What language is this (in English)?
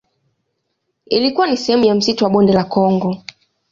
Swahili